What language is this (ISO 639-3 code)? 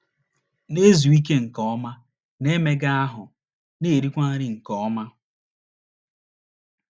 ibo